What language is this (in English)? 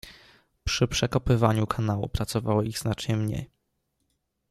Polish